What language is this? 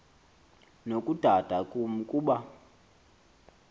Xhosa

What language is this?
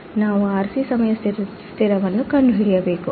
Kannada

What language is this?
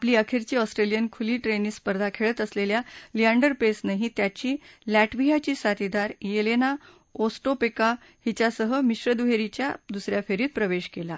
Marathi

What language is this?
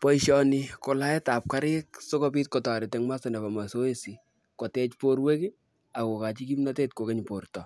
Kalenjin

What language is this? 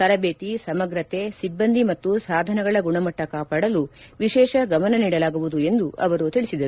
Kannada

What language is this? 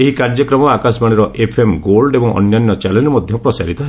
Odia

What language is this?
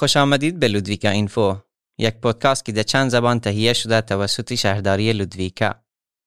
Persian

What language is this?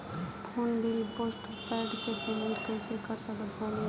Bhojpuri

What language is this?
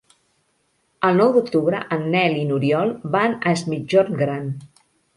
Catalan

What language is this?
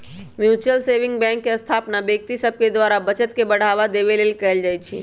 Magahi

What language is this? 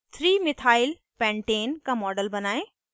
Hindi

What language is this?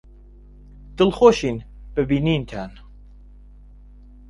Central Kurdish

